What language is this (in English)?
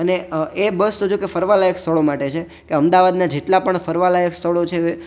Gujarati